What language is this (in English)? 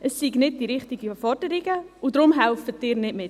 Swiss German